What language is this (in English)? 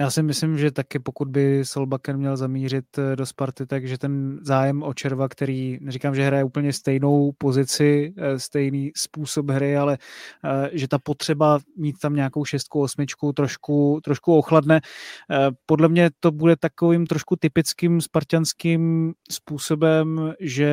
Czech